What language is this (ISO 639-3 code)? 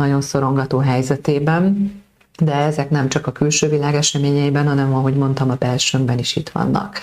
hun